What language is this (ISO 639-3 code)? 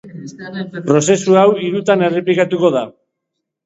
eus